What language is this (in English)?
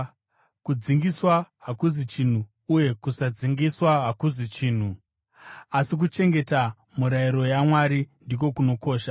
Shona